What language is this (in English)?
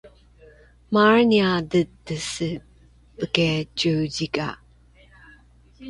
Rukai